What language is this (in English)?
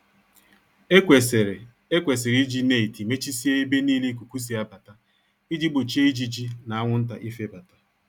Igbo